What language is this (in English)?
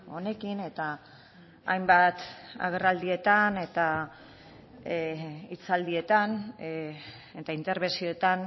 Basque